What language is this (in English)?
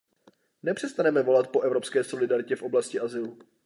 Czech